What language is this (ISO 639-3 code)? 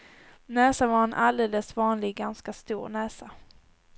swe